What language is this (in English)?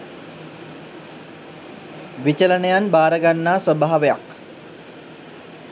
Sinhala